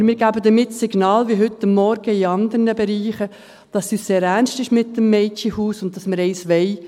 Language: Swiss German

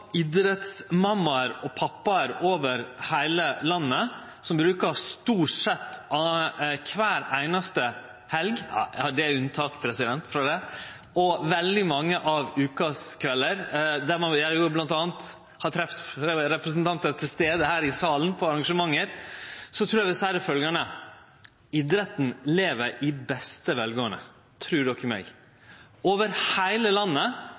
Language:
Norwegian Nynorsk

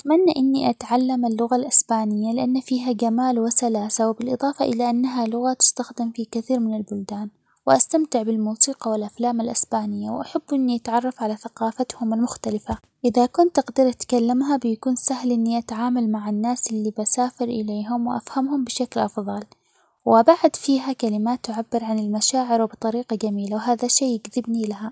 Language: Omani Arabic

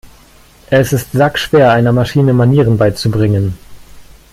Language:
German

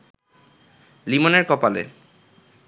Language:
Bangla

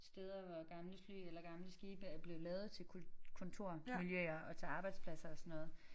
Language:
Danish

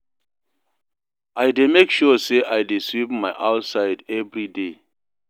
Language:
Nigerian Pidgin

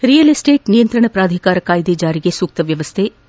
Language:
Kannada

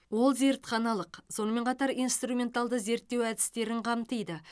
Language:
Kazakh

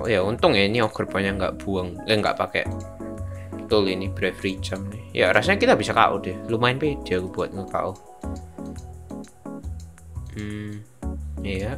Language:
Indonesian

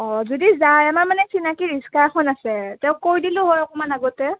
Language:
Assamese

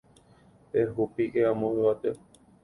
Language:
Guarani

